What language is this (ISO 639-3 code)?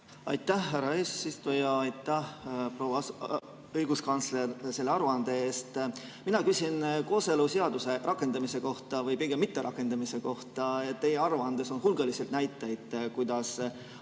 est